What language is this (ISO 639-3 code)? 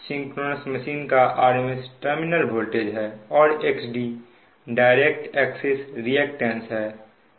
hin